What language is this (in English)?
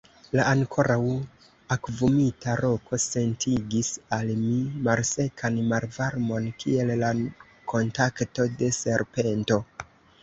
Esperanto